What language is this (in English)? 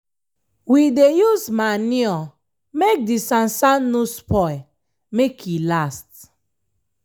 Nigerian Pidgin